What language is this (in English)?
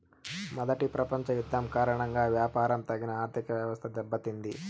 Telugu